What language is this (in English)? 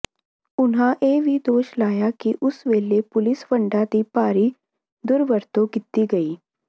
Punjabi